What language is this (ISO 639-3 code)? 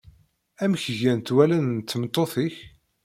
kab